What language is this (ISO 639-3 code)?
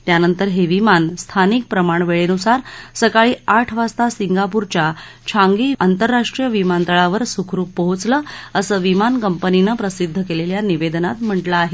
mar